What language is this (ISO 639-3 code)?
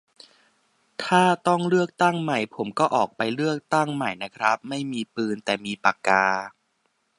tha